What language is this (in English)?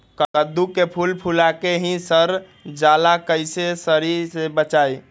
Magahi